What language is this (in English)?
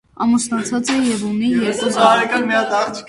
Armenian